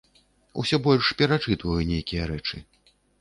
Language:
Belarusian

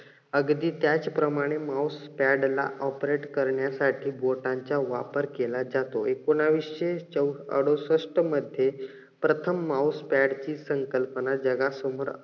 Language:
Marathi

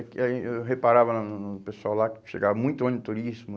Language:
Portuguese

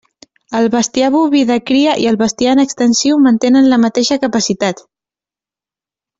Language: Catalan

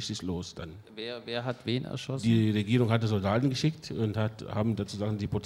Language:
German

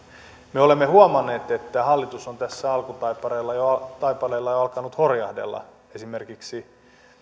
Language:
Finnish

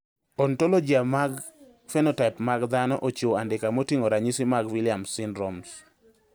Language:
Luo (Kenya and Tanzania)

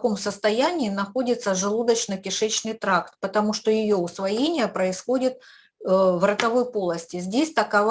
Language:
Russian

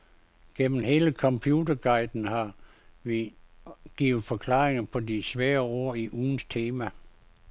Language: Danish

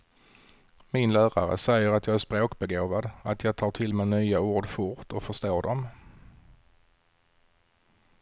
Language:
Swedish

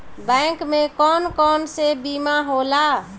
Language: Bhojpuri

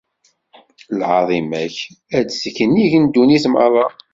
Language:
Kabyle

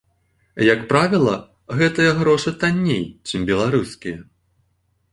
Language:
Belarusian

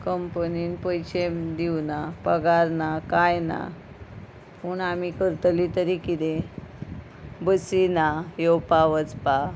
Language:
Konkani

